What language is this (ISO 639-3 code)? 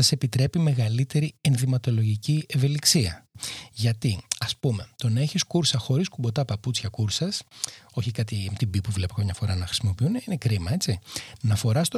ell